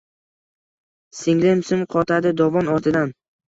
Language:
Uzbek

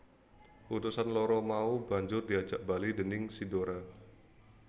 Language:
Javanese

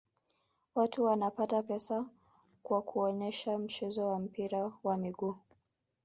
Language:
Swahili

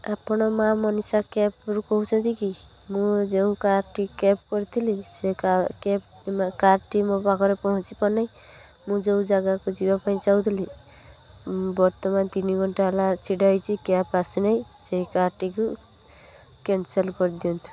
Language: Odia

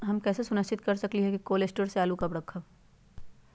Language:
Magahi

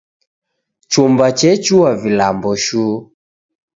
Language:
Taita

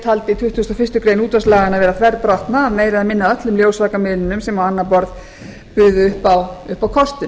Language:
Icelandic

